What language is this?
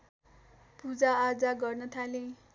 Nepali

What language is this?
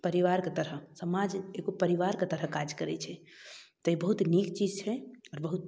Maithili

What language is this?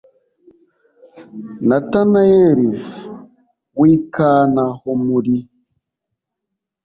Kinyarwanda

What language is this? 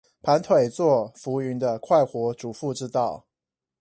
Chinese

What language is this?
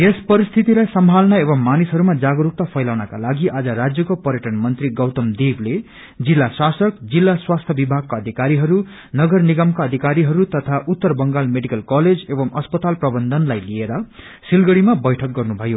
Nepali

